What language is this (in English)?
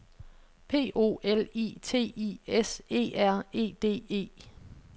Danish